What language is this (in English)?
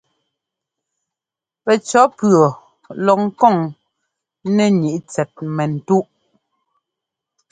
Ngomba